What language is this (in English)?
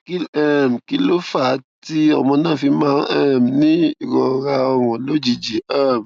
Yoruba